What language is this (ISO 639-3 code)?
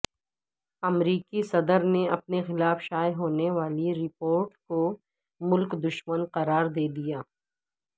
urd